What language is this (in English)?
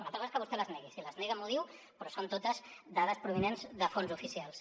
Catalan